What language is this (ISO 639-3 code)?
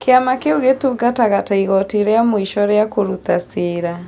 kik